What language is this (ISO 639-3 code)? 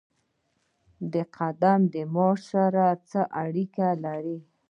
pus